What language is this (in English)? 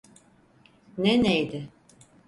Turkish